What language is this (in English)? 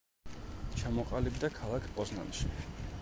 Georgian